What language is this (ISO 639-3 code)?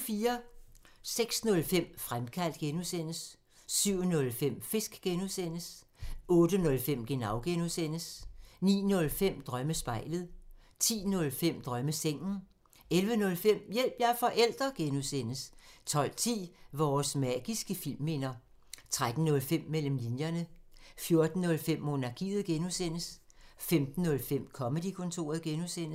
dan